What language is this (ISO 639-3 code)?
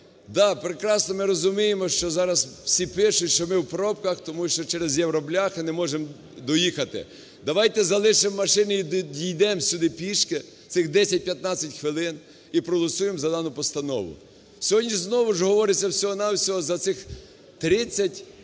ukr